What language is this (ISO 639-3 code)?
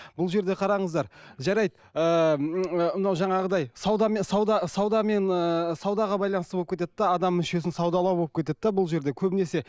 kaz